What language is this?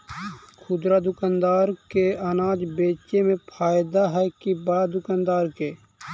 Magahi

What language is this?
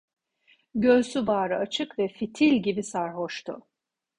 Turkish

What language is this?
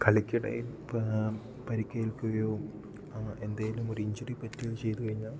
Malayalam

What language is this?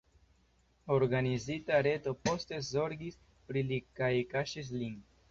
Esperanto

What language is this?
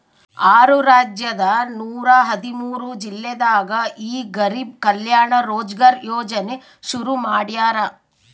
Kannada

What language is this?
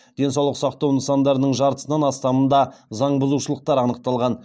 Kazakh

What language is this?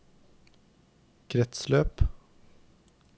Norwegian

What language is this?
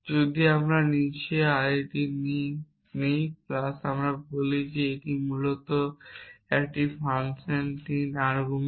Bangla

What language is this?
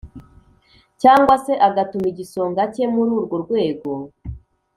Kinyarwanda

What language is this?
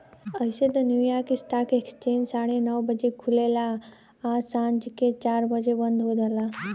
Bhojpuri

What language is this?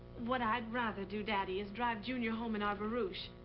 English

